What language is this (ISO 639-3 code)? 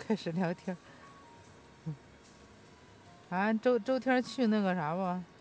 zho